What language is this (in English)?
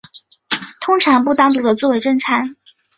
Chinese